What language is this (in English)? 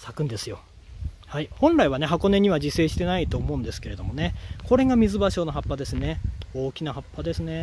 Japanese